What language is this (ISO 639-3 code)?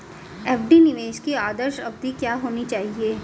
hin